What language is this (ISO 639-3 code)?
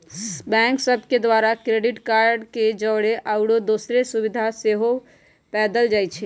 mag